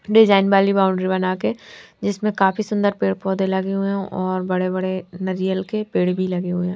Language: Hindi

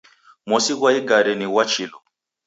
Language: Taita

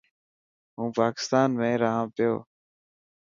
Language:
Dhatki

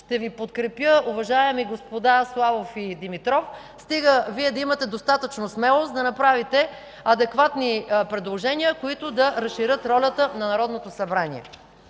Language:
Bulgarian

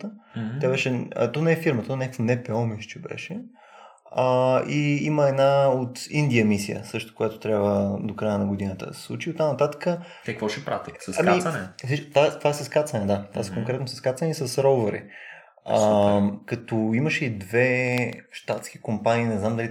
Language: Bulgarian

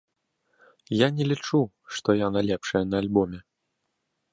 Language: Belarusian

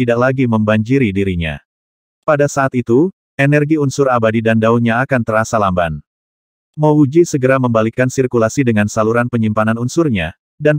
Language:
Indonesian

